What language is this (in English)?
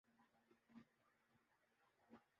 Urdu